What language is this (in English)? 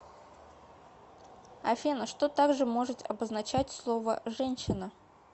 Russian